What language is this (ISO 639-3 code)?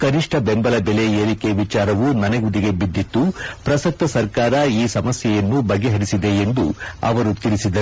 kan